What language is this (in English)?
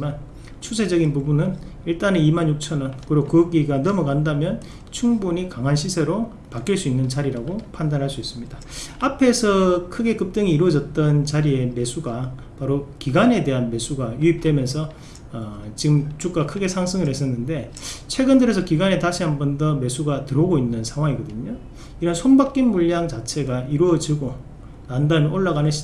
Korean